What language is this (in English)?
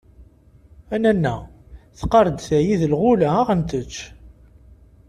Kabyle